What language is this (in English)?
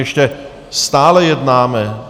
Czech